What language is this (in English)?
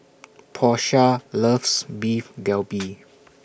English